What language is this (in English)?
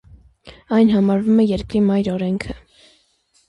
Armenian